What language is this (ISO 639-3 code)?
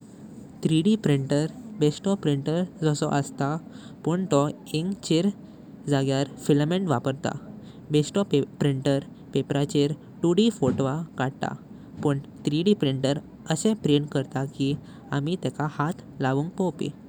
kok